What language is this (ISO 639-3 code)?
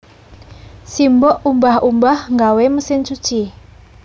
jav